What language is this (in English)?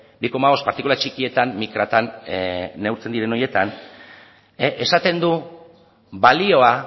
Basque